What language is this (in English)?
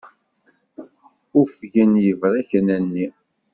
Kabyle